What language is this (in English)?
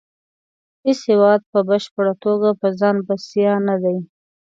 Pashto